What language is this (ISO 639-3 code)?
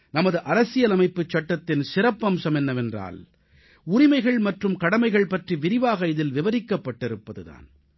tam